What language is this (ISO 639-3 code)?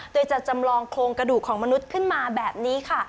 tha